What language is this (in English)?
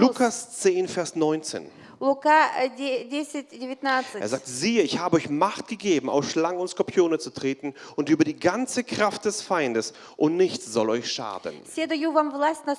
German